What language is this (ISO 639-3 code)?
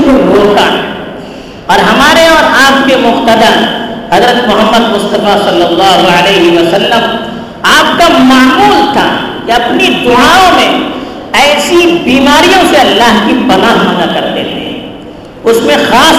urd